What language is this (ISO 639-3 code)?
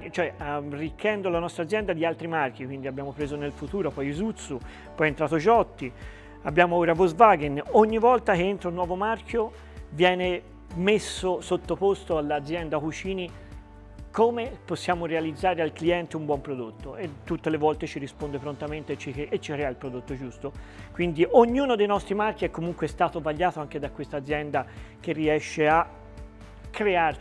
ita